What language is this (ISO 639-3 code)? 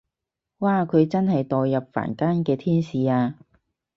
yue